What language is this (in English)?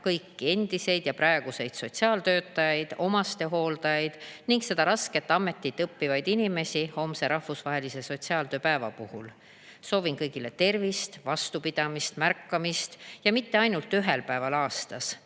Estonian